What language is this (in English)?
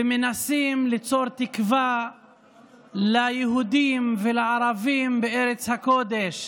Hebrew